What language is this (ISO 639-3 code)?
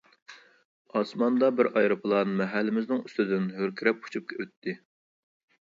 uig